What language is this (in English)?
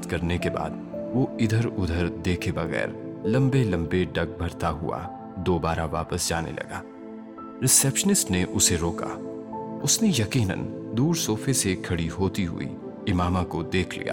Urdu